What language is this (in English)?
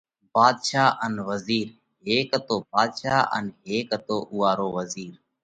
Parkari Koli